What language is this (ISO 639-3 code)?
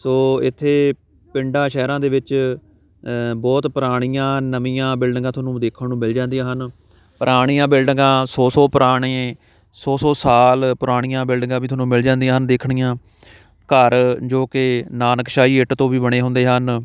pan